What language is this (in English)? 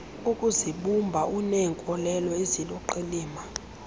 Xhosa